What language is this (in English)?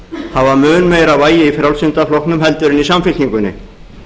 Icelandic